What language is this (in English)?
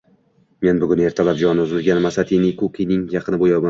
Uzbek